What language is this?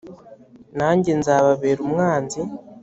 Kinyarwanda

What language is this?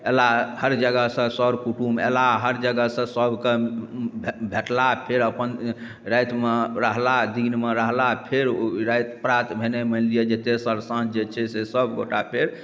Maithili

